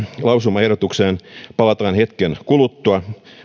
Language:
Finnish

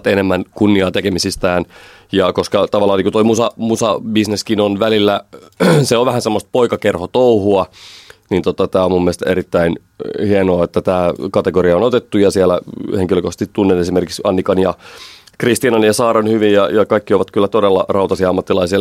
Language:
Finnish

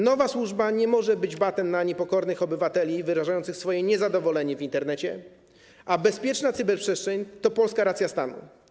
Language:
Polish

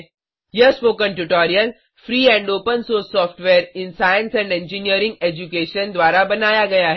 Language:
Hindi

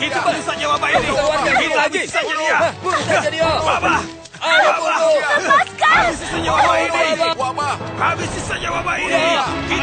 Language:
Indonesian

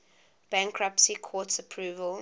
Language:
English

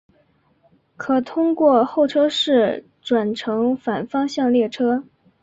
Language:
Chinese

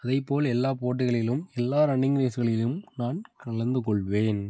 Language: Tamil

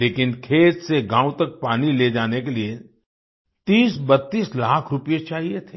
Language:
Hindi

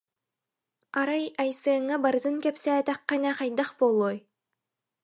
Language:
Yakut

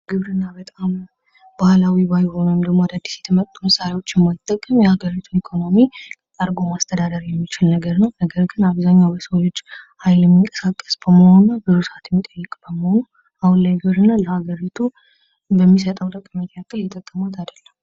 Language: Amharic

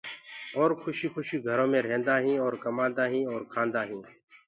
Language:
Gurgula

